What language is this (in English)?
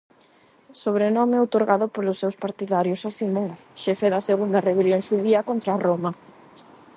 Galician